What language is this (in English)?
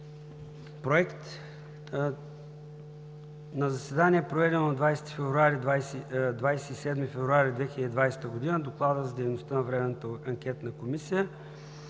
Bulgarian